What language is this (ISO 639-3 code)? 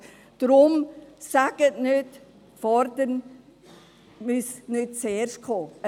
gsw